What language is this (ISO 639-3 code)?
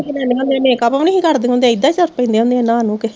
pan